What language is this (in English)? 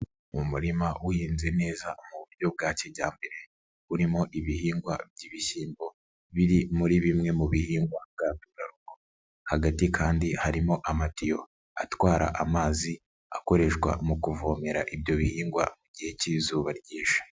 Kinyarwanda